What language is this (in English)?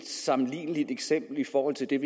Danish